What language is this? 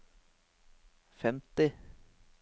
Norwegian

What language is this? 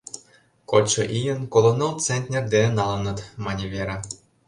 Mari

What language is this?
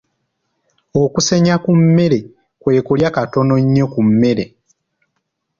Ganda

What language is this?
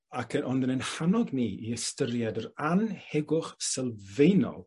Welsh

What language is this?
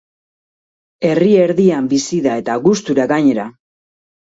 Basque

